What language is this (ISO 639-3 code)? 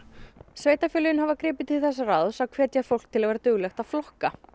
isl